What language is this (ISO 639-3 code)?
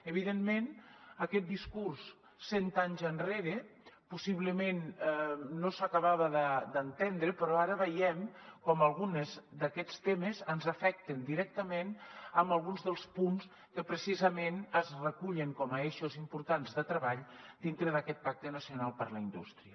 cat